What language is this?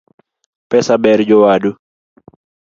Luo (Kenya and Tanzania)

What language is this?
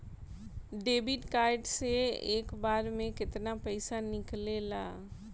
Bhojpuri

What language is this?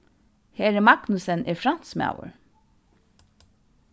Faroese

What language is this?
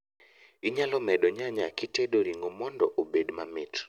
Luo (Kenya and Tanzania)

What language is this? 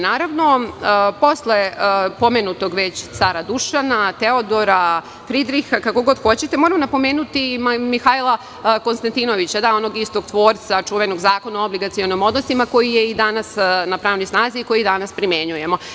Serbian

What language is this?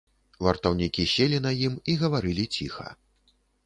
Belarusian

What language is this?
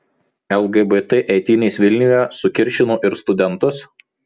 Lithuanian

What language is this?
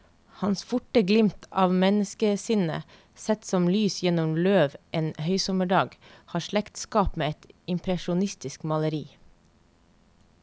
Norwegian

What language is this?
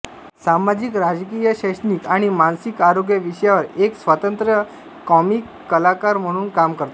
Marathi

